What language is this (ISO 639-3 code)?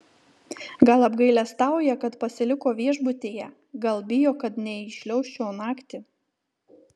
lit